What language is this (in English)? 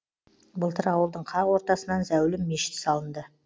Kazakh